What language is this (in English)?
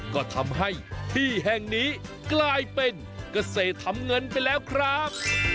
Thai